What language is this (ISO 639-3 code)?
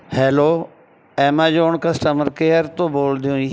pan